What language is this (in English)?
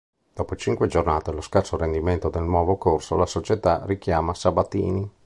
Italian